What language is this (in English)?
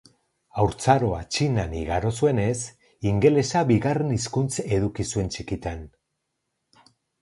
Basque